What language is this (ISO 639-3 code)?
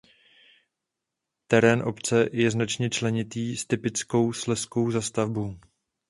ces